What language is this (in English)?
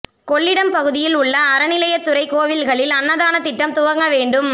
Tamil